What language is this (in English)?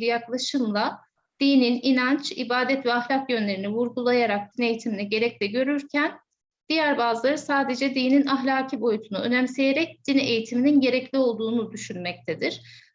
Turkish